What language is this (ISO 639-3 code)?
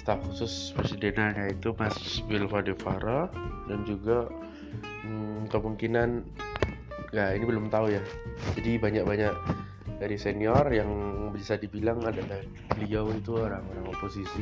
ind